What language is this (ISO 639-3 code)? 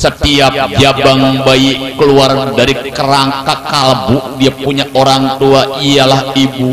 ind